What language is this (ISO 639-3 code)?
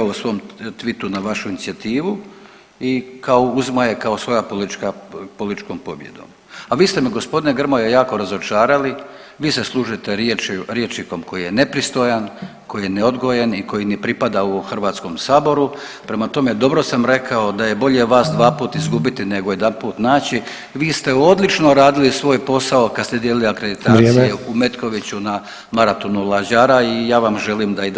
hrv